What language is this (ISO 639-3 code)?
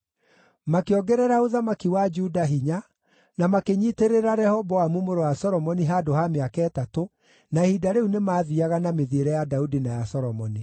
kik